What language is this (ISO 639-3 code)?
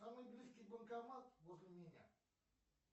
rus